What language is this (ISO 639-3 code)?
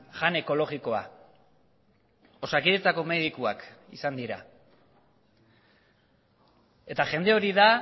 eus